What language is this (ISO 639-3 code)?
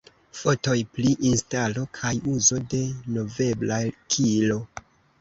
epo